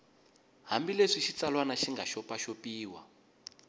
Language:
Tsonga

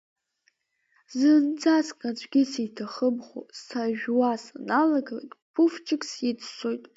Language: Abkhazian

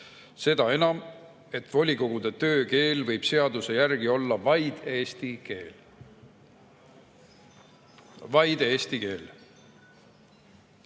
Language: Estonian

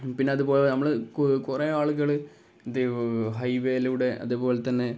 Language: Malayalam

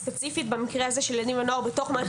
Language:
Hebrew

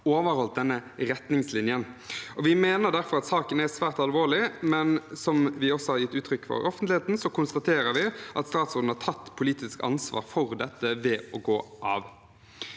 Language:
Norwegian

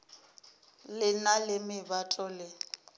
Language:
Northern Sotho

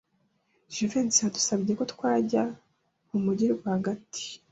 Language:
Kinyarwanda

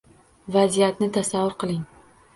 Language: Uzbek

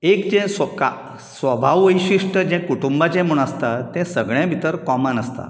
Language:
Konkani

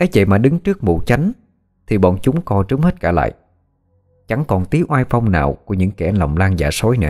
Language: Vietnamese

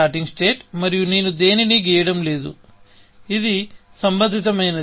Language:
Telugu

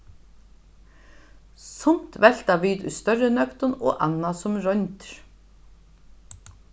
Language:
Faroese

